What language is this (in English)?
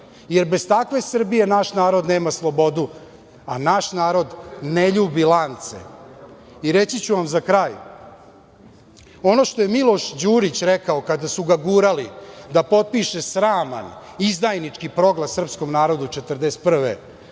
Serbian